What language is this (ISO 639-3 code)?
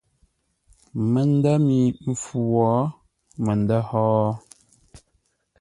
nla